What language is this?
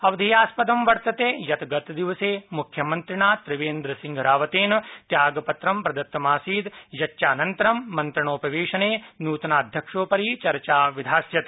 Sanskrit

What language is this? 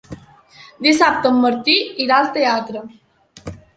Catalan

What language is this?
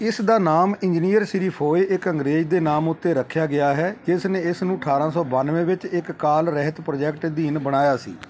Punjabi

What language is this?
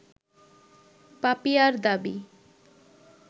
Bangla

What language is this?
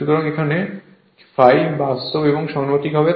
Bangla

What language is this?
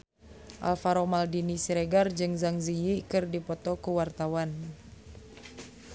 Sundanese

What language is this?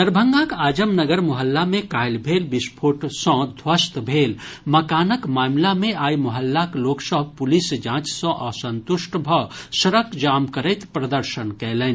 Maithili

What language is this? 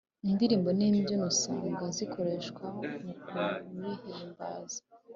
Kinyarwanda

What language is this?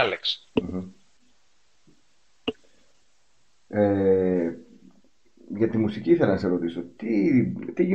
Greek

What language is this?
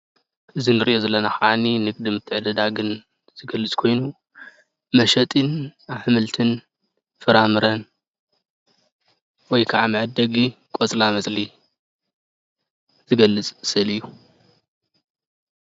Tigrinya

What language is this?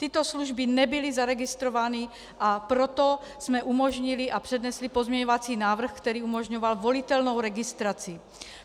Czech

